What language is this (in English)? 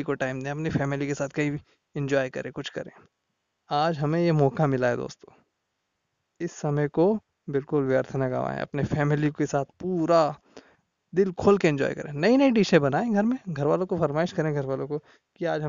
Hindi